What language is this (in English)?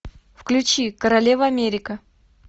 Russian